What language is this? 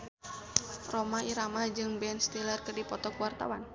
Sundanese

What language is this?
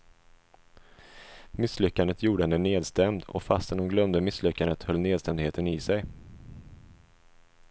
Swedish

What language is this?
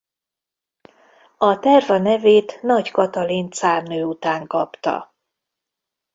Hungarian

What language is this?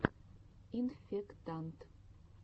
Russian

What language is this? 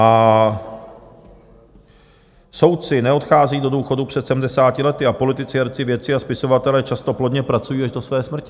Czech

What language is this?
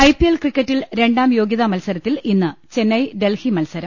Malayalam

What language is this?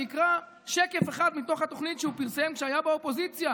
Hebrew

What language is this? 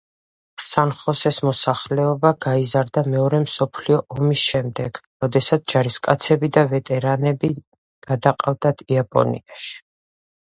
Georgian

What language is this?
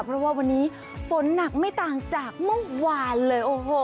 Thai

